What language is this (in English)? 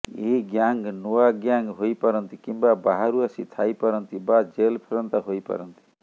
Odia